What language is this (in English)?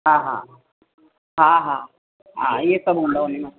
Sindhi